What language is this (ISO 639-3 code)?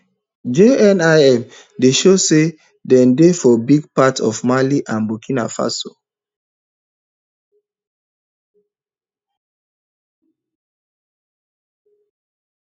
pcm